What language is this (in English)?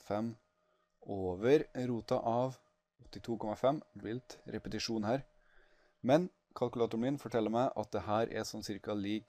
Norwegian